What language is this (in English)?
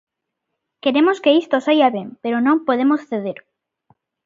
Galician